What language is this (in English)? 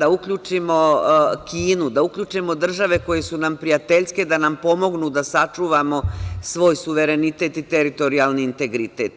Serbian